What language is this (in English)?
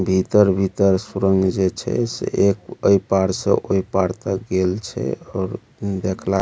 Maithili